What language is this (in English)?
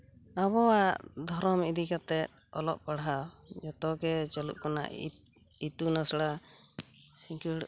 Santali